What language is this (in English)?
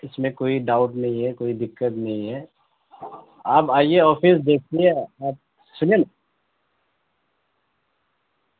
Urdu